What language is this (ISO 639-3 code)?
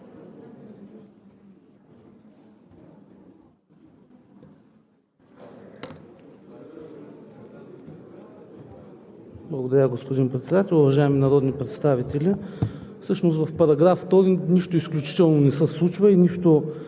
bul